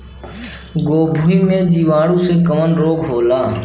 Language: Bhojpuri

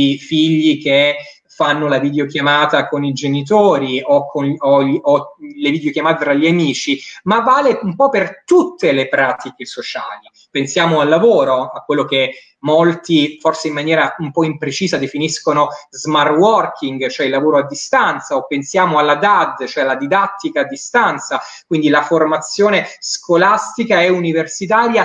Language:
Italian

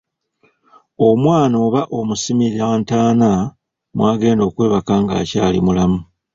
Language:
Ganda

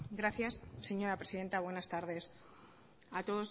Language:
Spanish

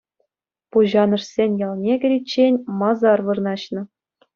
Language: Chuvash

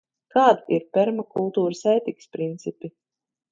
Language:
Latvian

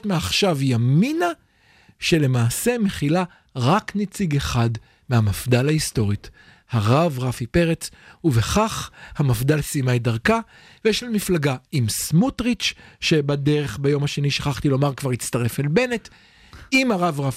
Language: Hebrew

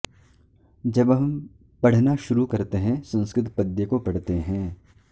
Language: Sanskrit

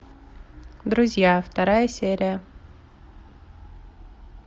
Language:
Russian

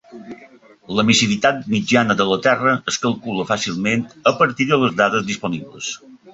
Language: Catalan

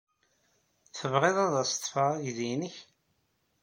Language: Kabyle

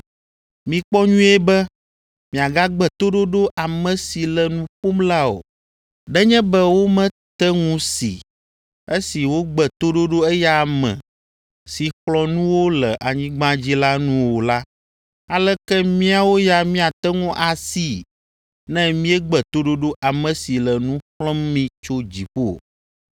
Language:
Ewe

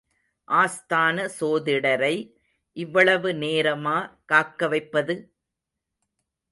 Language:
Tamil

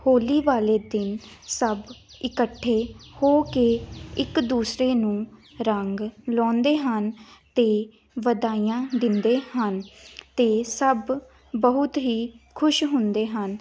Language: Punjabi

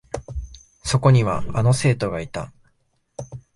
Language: Japanese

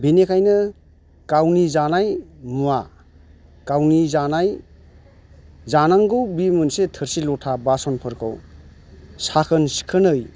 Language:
Bodo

